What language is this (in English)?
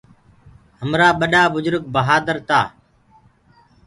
Gurgula